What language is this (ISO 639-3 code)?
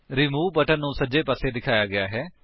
pan